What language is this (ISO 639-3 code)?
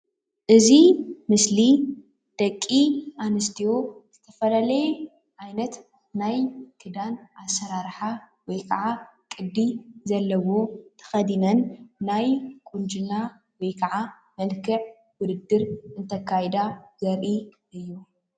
tir